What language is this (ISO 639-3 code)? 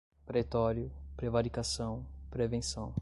por